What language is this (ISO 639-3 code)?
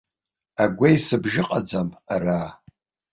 abk